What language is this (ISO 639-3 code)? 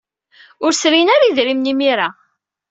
kab